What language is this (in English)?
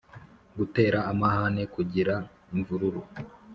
Kinyarwanda